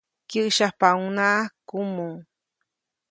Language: Copainalá Zoque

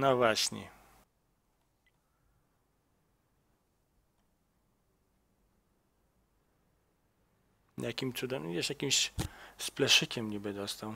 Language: Polish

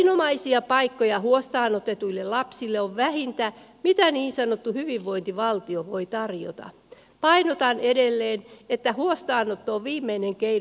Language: Finnish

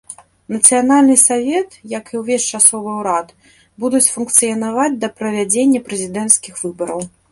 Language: Belarusian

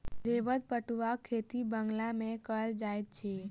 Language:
Maithili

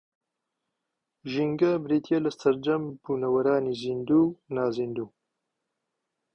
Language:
Central Kurdish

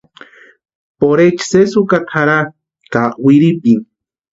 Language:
Western Highland Purepecha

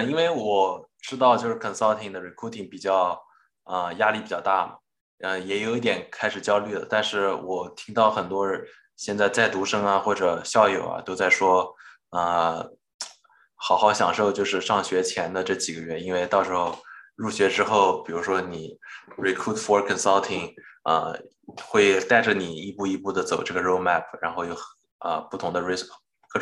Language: Chinese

